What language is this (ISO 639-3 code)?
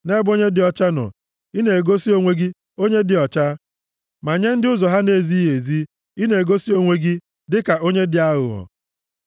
ibo